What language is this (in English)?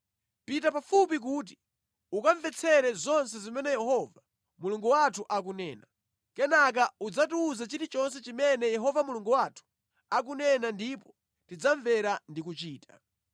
Nyanja